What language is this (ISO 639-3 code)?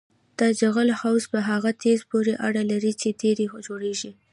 pus